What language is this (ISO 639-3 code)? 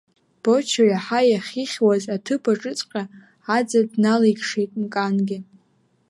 abk